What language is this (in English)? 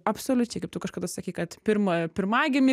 Lithuanian